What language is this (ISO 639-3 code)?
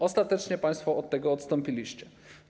pol